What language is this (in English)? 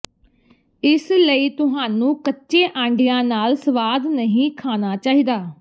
Punjabi